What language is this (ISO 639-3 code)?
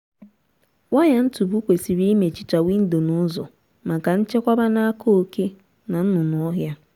ibo